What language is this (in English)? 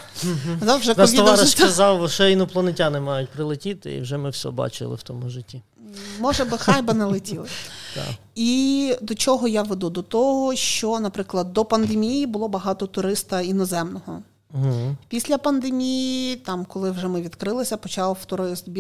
Ukrainian